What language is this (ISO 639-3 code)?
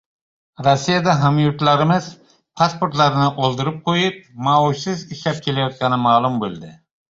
uzb